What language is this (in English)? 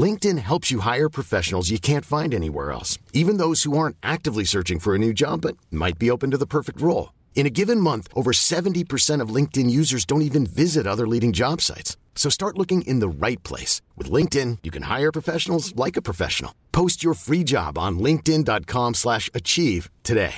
French